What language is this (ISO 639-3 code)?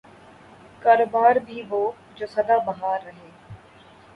urd